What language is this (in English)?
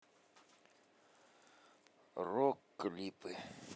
Russian